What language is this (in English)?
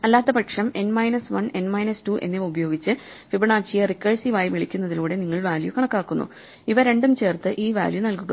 Malayalam